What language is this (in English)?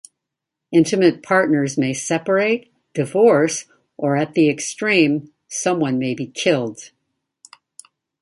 English